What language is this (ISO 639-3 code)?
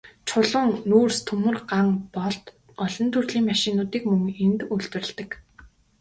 mon